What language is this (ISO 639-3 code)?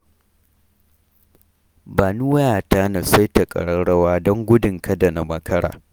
hau